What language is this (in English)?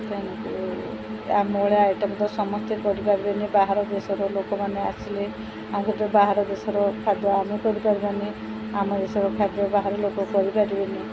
Odia